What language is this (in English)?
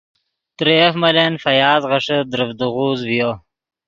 Yidgha